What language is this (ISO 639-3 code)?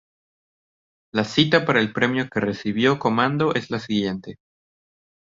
spa